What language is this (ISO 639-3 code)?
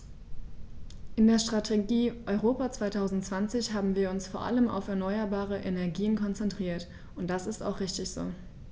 deu